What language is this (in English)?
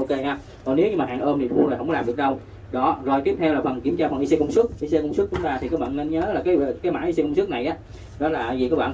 Vietnamese